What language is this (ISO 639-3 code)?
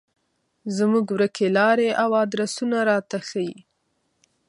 pus